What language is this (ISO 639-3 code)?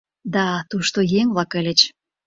chm